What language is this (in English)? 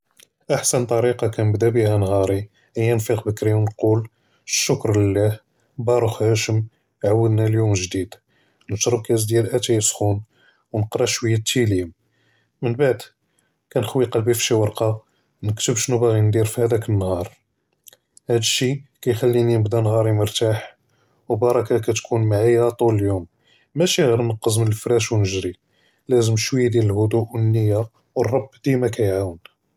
Judeo-Arabic